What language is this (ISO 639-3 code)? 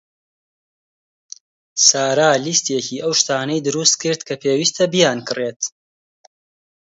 ckb